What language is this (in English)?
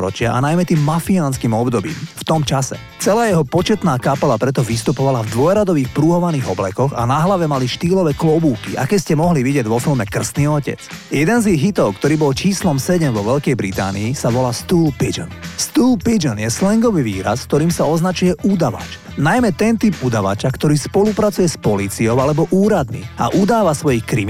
Slovak